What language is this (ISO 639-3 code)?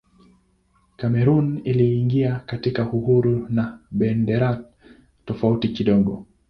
swa